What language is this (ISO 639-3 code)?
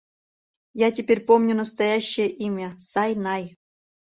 chm